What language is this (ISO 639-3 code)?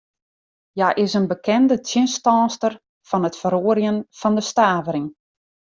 fry